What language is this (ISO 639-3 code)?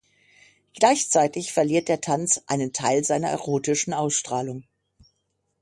deu